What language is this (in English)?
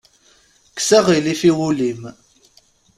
Kabyle